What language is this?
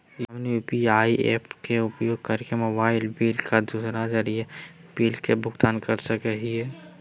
Magahi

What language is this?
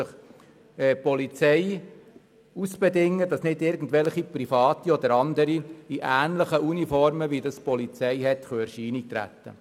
Swiss German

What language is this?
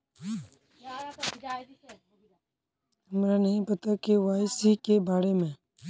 Magahi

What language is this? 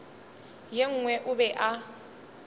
Northern Sotho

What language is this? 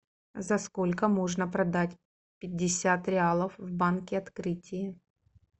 Russian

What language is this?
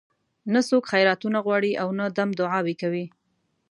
Pashto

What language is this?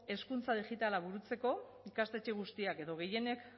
Basque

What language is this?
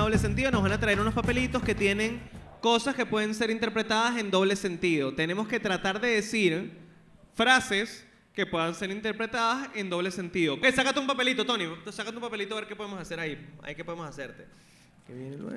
Spanish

